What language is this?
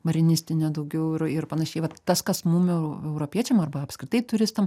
Lithuanian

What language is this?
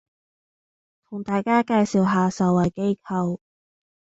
Cantonese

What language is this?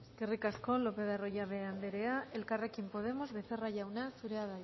Basque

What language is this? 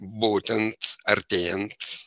Lithuanian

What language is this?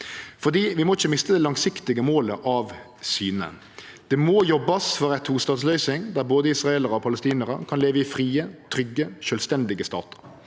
Norwegian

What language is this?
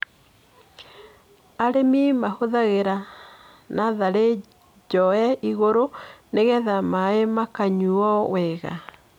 Kikuyu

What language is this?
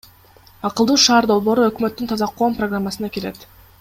Kyrgyz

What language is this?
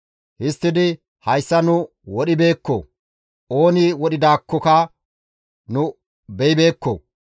Gamo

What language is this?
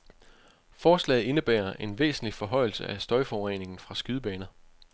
Danish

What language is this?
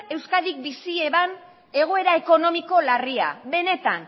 Basque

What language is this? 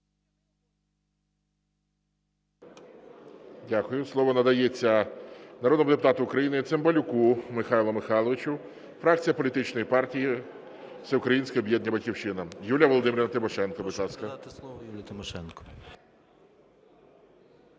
Ukrainian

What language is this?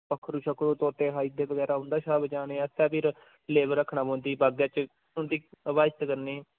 Dogri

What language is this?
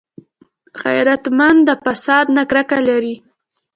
Pashto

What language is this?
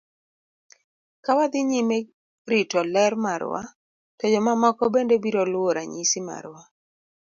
Luo (Kenya and Tanzania)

